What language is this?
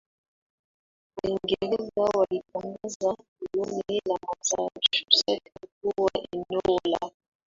Swahili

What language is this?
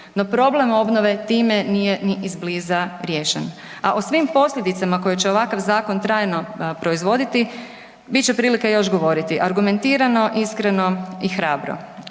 Croatian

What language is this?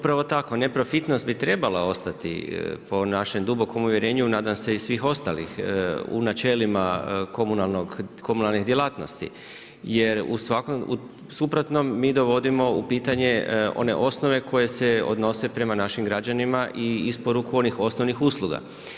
Croatian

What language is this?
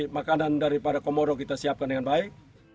Indonesian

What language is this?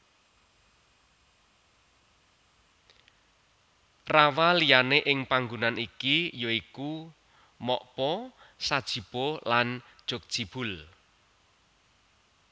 Javanese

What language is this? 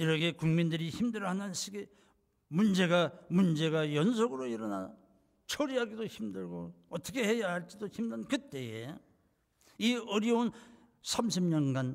Korean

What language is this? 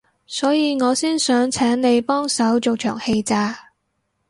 Cantonese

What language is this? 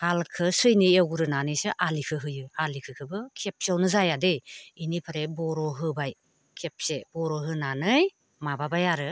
Bodo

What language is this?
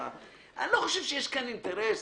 Hebrew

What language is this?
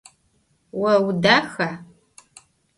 Adyghe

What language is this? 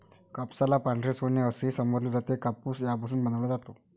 Marathi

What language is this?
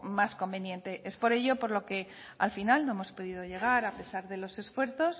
Spanish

